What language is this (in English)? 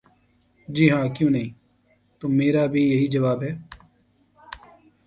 Urdu